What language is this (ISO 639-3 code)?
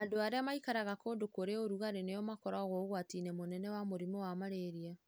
kik